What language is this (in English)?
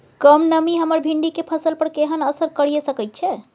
Maithili